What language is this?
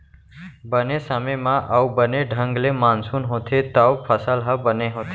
Chhattisgarhi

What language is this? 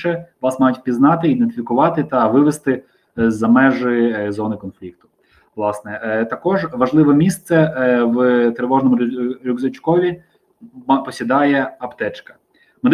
Ukrainian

